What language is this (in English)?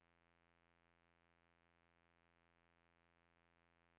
Norwegian